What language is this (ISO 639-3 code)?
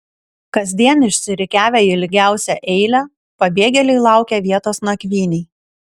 lit